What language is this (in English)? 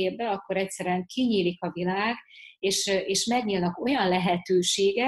Hungarian